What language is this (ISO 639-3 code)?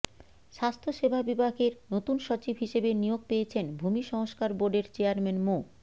ben